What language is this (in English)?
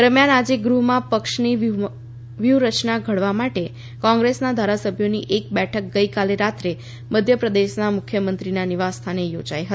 Gujarati